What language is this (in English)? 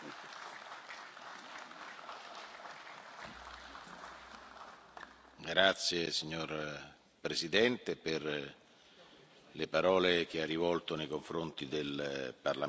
Italian